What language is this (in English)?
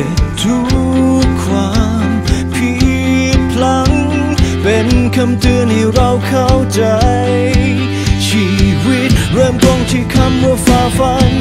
Thai